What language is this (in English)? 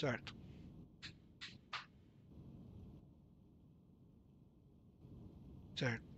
Portuguese